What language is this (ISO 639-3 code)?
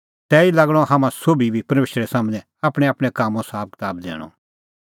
kfx